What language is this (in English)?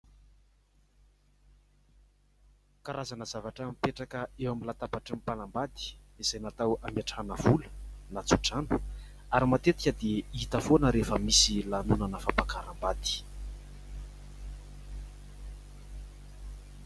Malagasy